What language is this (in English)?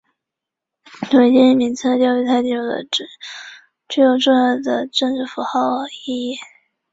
Chinese